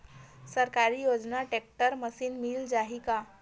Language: Chhattisgarhi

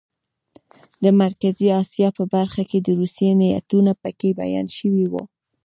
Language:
Pashto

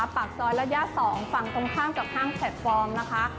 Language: Thai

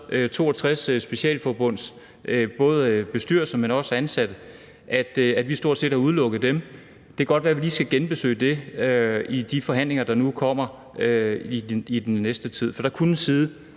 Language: Danish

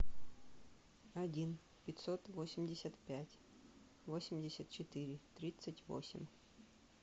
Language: Russian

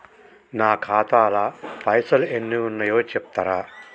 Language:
Telugu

